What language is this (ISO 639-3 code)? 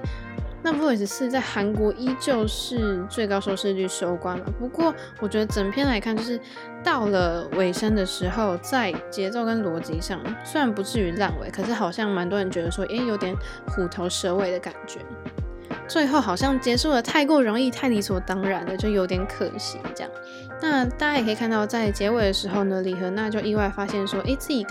zho